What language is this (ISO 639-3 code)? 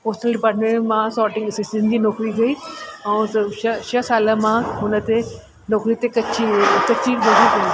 snd